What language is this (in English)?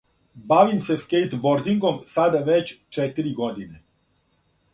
Serbian